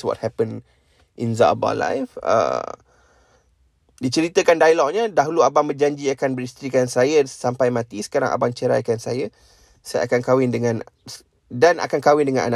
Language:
Malay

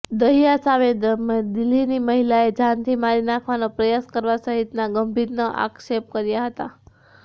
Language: Gujarati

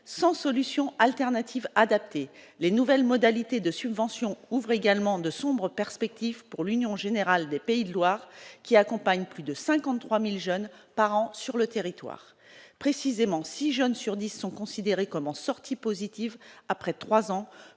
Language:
French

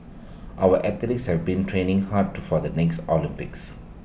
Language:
English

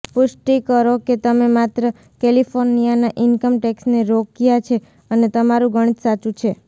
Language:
Gujarati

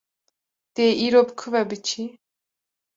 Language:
Kurdish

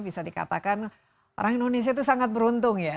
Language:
Indonesian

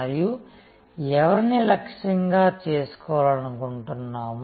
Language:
Telugu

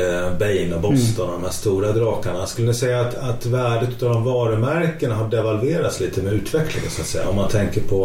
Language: Swedish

